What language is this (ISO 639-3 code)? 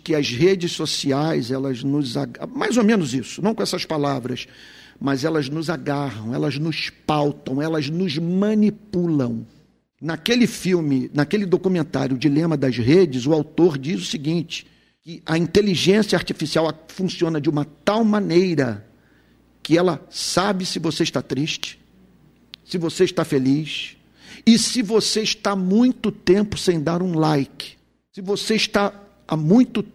por